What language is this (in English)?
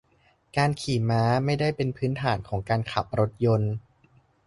Thai